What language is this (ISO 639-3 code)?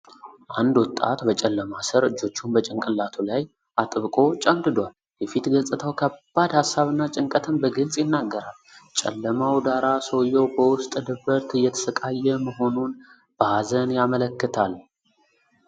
amh